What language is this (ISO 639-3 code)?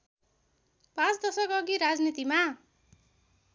nep